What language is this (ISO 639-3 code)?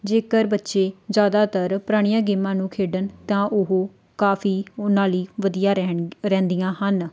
pan